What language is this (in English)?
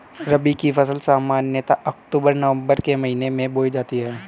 Hindi